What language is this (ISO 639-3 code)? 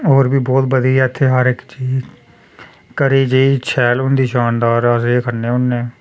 doi